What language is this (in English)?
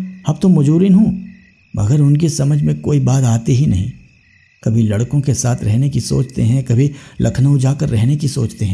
Hindi